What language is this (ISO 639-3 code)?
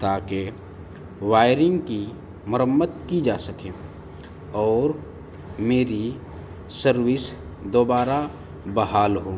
urd